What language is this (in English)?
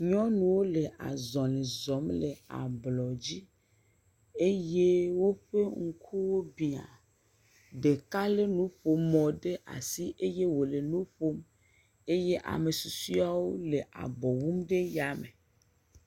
Ewe